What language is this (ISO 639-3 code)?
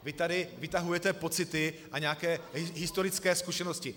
ces